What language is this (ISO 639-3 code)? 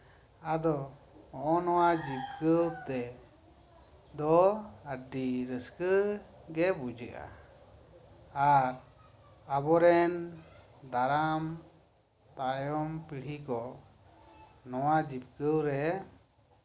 sat